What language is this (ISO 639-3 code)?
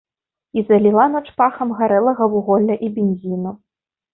bel